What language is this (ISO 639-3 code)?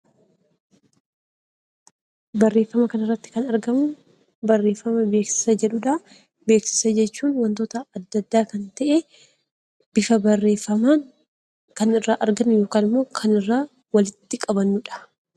orm